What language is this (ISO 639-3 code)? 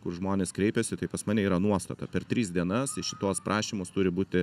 lit